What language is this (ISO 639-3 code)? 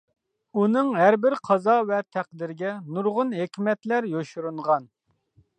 uig